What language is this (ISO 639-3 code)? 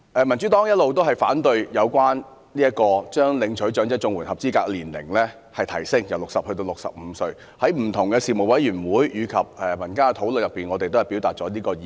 yue